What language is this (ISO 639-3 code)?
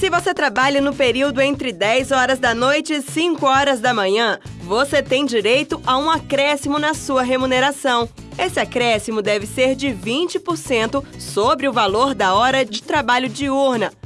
por